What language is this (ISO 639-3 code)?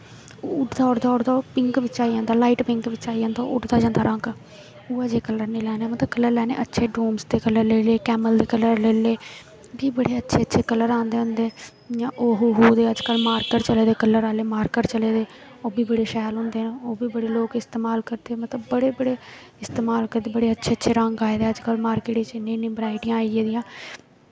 doi